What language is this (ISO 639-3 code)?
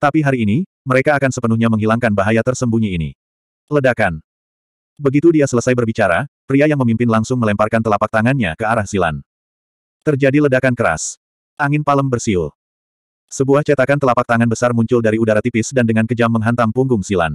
ind